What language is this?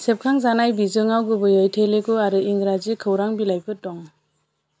Bodo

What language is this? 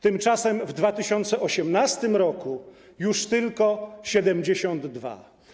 Polish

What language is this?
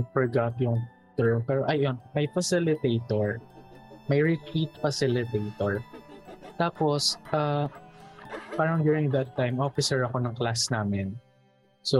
Filipino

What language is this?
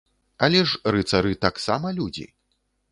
Belarusian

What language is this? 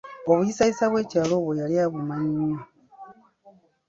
Ganda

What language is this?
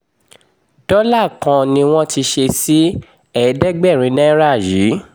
Yoruba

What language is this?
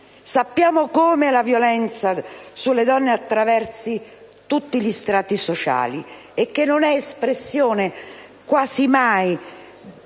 Italian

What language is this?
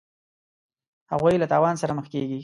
Pashto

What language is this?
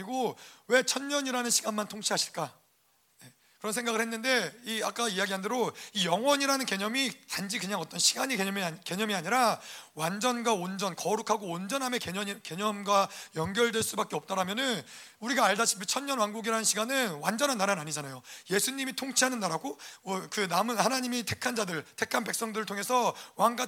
Korean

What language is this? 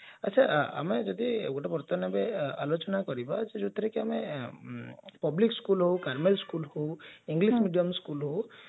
Odia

